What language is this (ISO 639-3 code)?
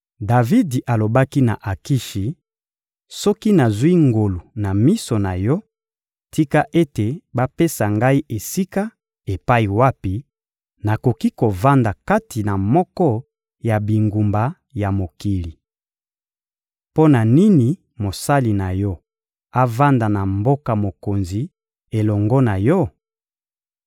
lin